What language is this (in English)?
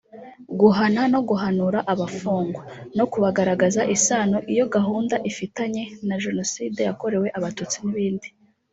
Kinyarwanda